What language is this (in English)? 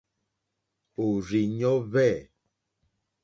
Mokpwe